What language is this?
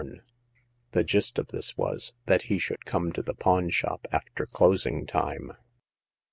English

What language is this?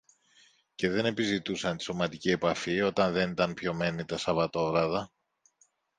Greek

